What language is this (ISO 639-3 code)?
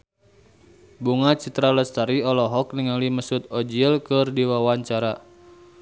sun